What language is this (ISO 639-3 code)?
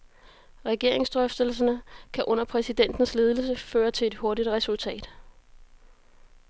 dan